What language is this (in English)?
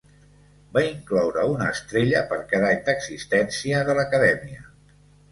Catalan